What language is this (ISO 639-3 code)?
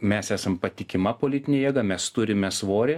lit